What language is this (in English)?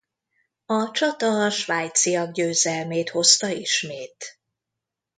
Hungarian